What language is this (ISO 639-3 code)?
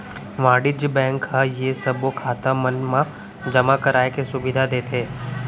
hne